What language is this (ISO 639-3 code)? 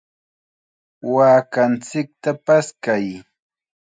qxa